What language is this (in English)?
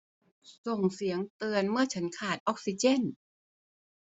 Thai